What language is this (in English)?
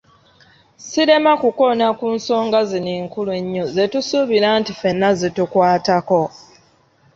Ganda